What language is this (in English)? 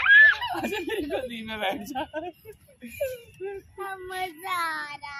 Hindi